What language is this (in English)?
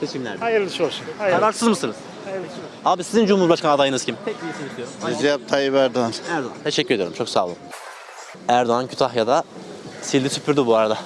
Turkish